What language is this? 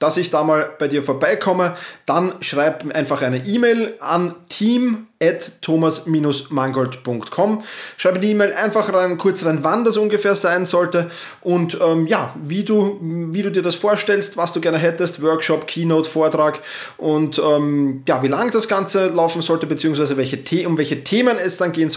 German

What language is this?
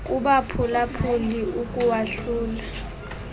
Xhosa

